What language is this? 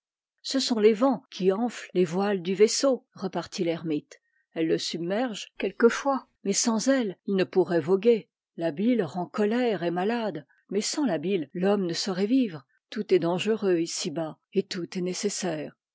French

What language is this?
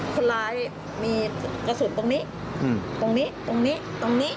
Thai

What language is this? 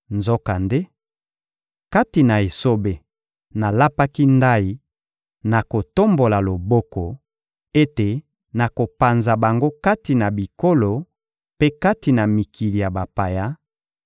Lingala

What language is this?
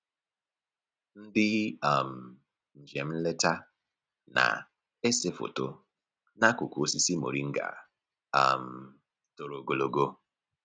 Igbo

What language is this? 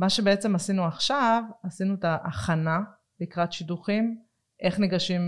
Hebrew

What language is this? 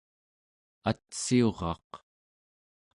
Central Yupik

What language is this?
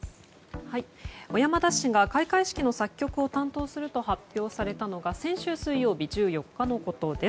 Japanese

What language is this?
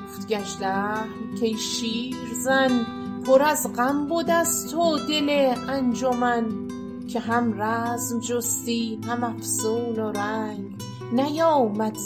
Persian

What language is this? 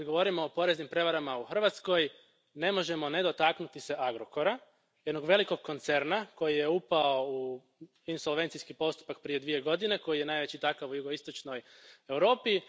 Croatian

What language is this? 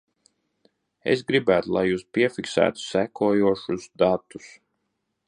Latvian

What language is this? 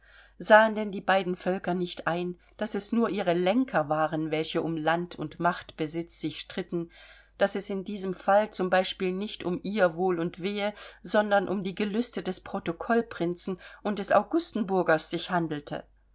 German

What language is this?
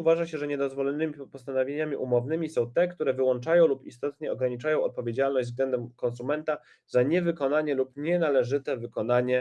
Polish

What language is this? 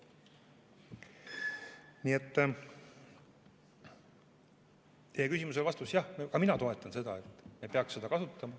Estonian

